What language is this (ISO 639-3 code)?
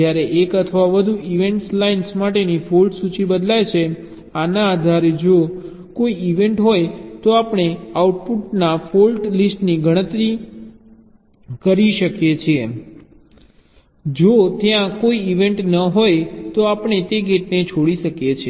guj